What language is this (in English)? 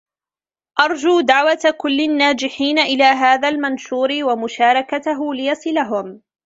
Arabic